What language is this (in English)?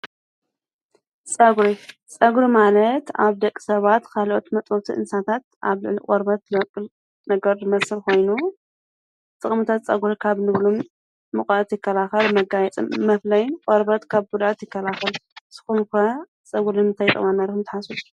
Tigrinya